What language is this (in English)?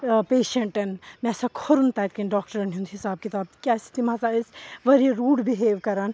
Kashmiri